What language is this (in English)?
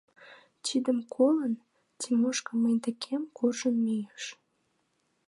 Mari